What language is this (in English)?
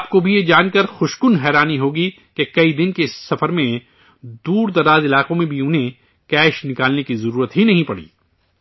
Urdu